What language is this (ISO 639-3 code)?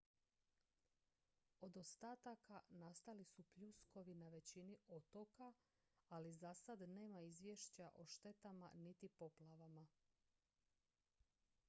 hrv